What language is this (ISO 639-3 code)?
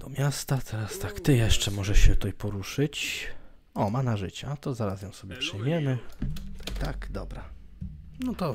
pol